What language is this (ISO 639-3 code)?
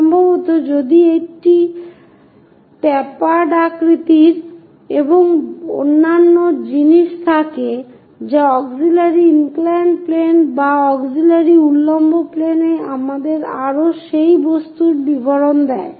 ben